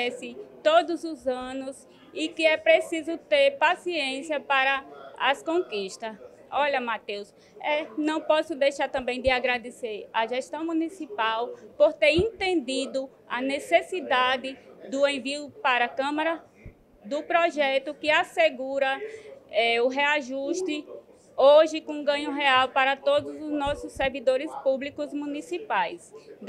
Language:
Portuguese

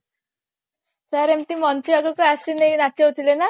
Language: Odia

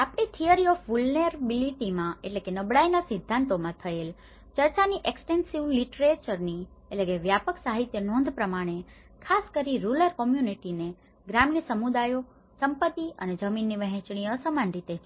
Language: Gujarati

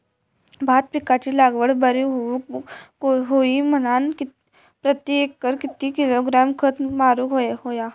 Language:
Marathi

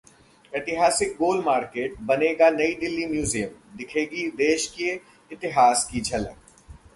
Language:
Hindi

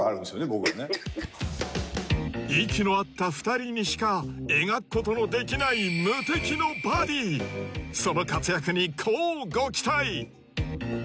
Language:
Japanese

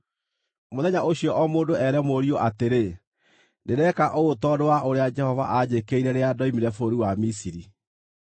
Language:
Kikuyu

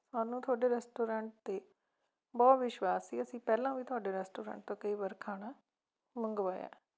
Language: Punjabi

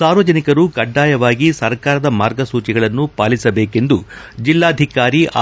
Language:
Kannada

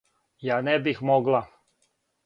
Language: Serbian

